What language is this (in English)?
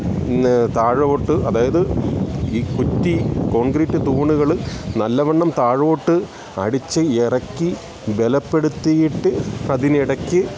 Malayalam